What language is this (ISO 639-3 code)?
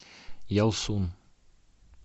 rus